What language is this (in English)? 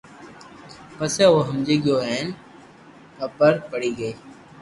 Loarki